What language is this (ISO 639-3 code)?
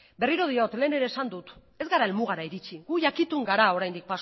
eus